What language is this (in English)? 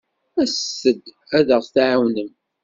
Kabyle